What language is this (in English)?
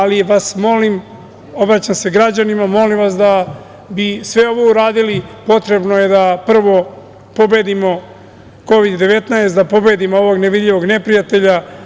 Serbian